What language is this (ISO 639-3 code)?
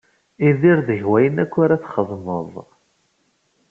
kab